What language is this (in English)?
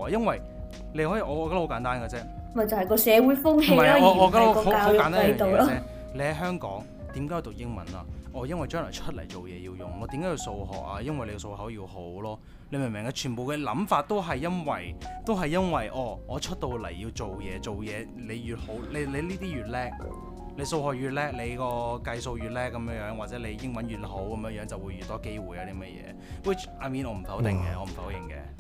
Chinese